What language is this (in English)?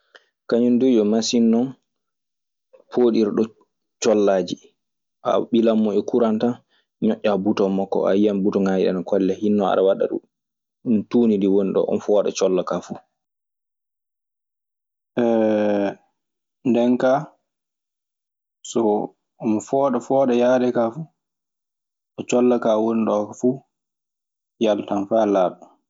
Maasina Fulfulde